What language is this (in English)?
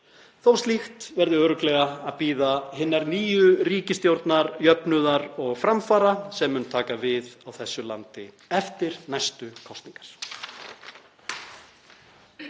Icelandic